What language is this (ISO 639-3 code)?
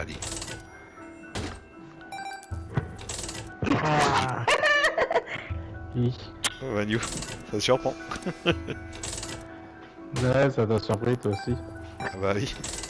fra